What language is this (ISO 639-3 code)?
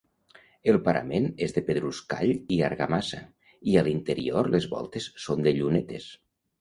cat